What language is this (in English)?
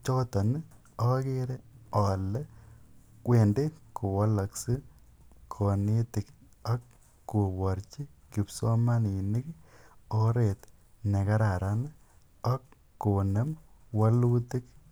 Kalenjin